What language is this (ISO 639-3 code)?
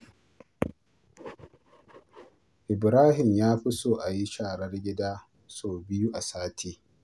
hau